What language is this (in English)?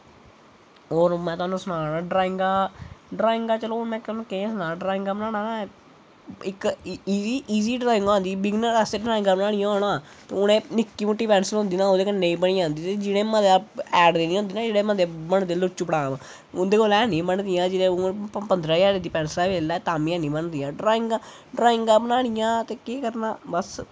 Dogri